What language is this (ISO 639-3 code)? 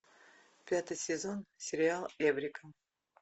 rus